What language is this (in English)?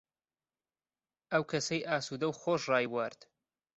Central Kurdish